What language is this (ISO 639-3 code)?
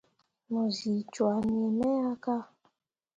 mua